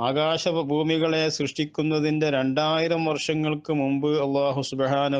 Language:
Malayalam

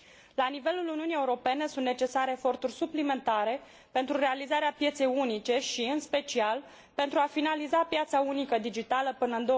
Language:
Romanian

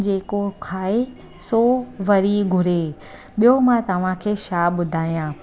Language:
Sindhi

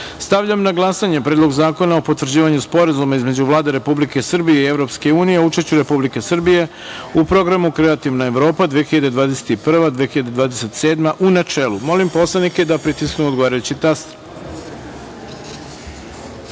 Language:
Serbian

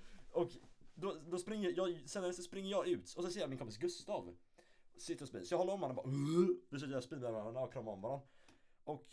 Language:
Swedish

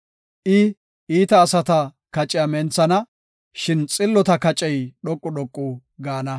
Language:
Gofa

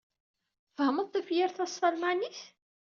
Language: Kabyle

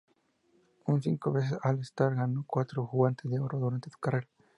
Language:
Spanish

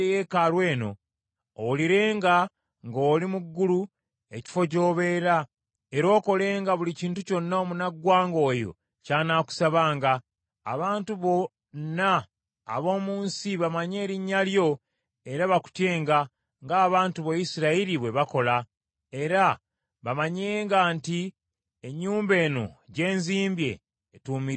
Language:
Ganda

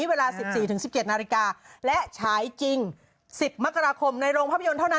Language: Thai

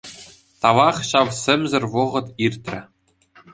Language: Chuvash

